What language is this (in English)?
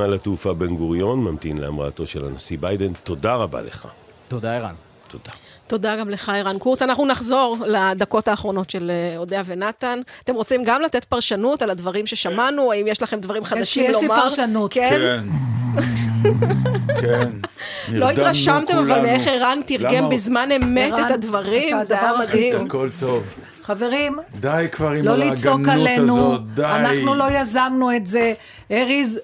Hebrew